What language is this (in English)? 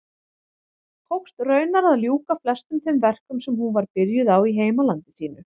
Icelandic